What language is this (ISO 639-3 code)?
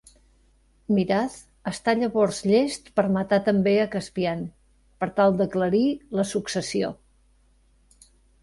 cat